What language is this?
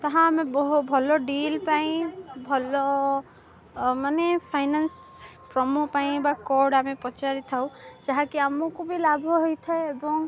Odia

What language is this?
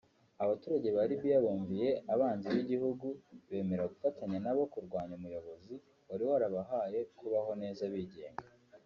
Kinyarwanda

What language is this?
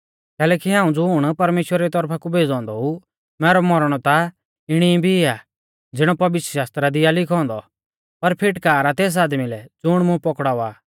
Mahasu Pahari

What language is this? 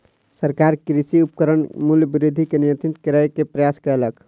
Maithili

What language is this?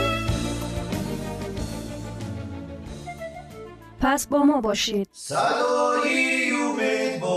Persian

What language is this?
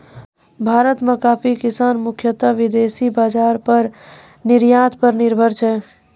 Maithili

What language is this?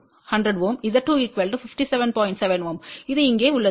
Tamil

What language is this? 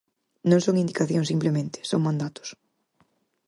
Galician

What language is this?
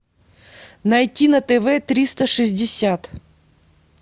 Russian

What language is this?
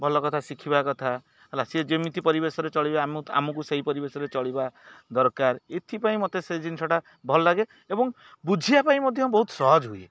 Odia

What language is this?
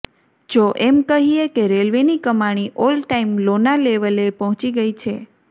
Gujarati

